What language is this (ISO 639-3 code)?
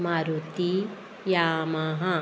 kok